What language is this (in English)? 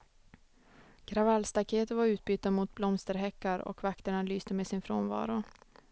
Swedish